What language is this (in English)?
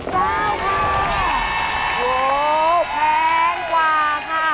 Thai